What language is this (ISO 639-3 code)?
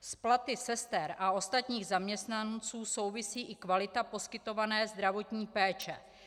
ces